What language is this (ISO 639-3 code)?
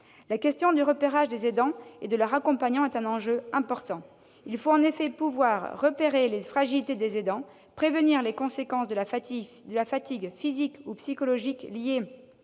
fra